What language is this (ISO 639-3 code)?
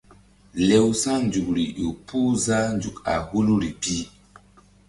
mdd